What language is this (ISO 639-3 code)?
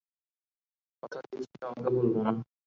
ben